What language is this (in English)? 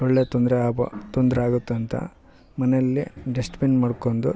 Kannada